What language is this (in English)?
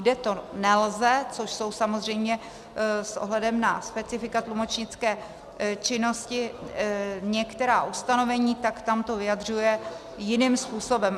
Czech